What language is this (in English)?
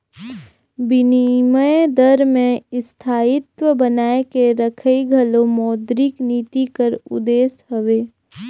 Chhattisgarhi